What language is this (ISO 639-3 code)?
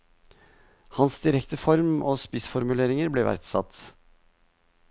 nor